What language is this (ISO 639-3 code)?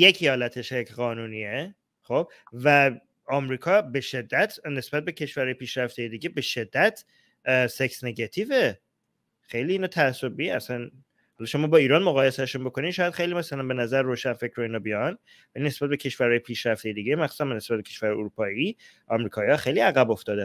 fas